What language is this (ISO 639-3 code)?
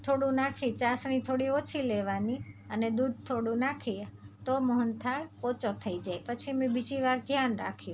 guj